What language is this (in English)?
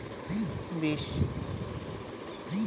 Bangla